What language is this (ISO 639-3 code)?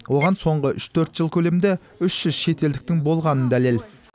kaz